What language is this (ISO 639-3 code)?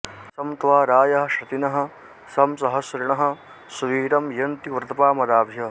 san